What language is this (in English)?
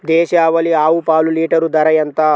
Telugu